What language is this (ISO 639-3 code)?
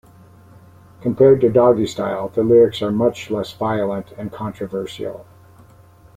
eng